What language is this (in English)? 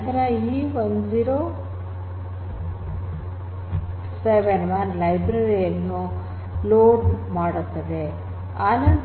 Kannada